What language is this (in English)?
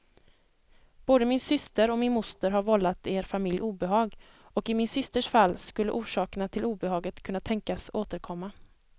Swedish